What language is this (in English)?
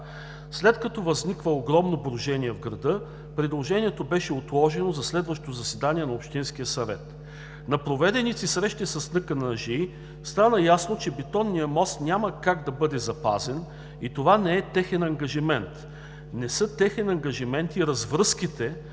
Bulgarian